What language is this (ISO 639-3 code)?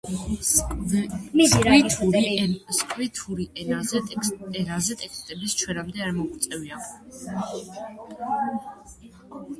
kat